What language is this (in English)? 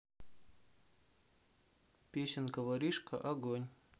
Russian